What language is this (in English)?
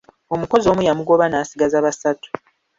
Ganda